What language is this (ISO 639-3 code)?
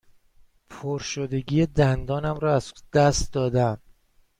fas